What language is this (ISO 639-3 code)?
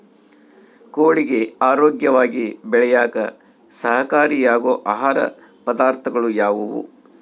kan